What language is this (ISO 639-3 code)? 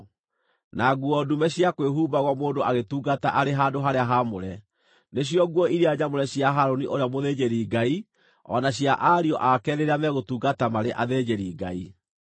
kik